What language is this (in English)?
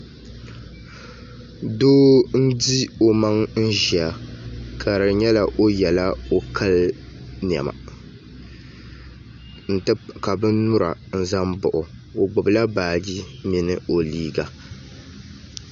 Dagbani